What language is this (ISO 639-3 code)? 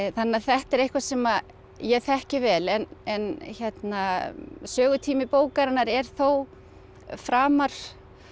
isl